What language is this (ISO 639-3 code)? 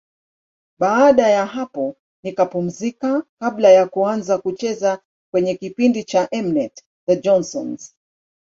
swa